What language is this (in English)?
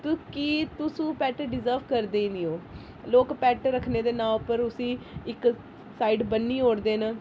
Dogri